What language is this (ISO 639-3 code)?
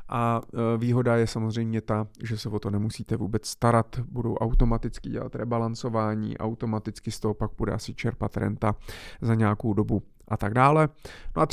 ces